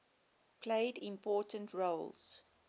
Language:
English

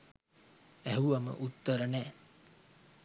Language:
Sinhala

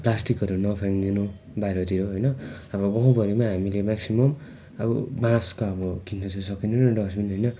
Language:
Nepali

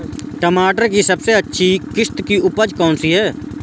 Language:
Hindi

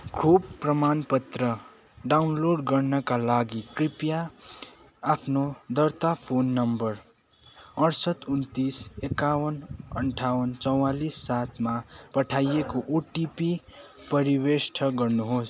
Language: Nepali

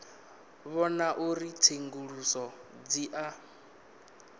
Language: Venda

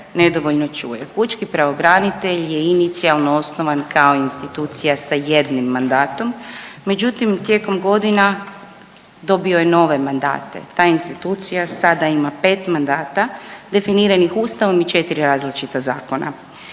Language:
Croatian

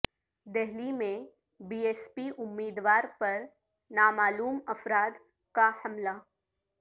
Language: Urdu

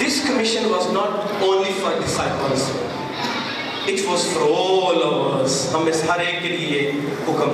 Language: Urdu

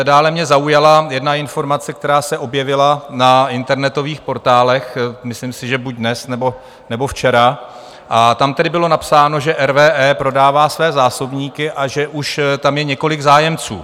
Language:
Czech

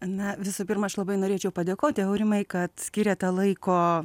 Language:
Lithuanian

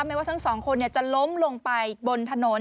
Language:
Thai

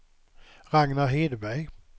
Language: Swedish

